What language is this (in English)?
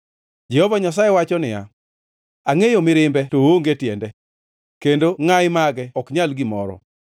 Luo (Kenya and Tanzania)